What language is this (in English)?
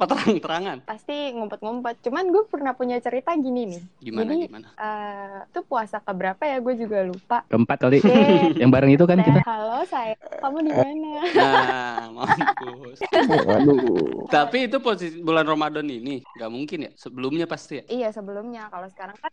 Indonesian